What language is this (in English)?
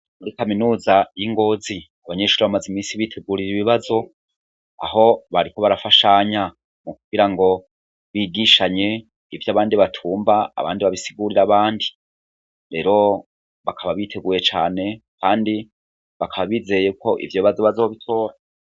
Rundi